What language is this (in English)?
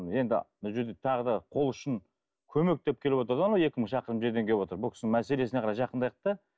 Kazakh